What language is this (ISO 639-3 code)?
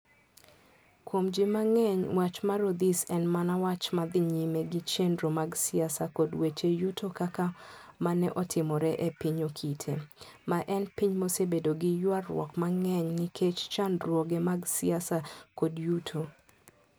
luo